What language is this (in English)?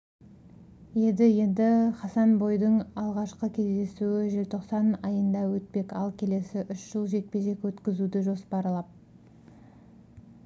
Kazakh